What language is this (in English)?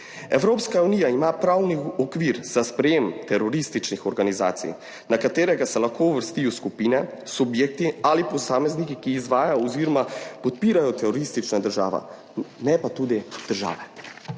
Slovenian